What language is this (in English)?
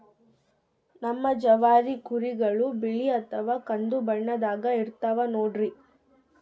Kannada